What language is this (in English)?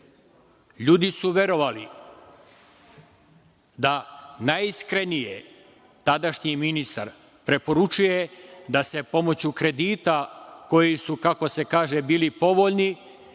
Serbian